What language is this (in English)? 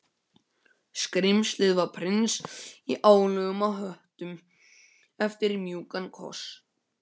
Icelandic